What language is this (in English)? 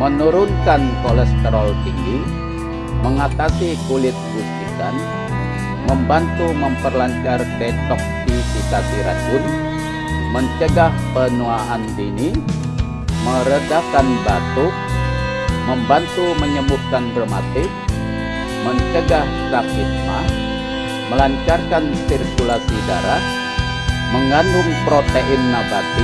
Indonesian